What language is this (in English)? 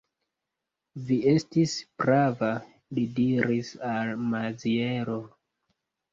Esperanto